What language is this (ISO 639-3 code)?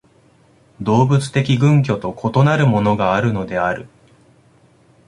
jpn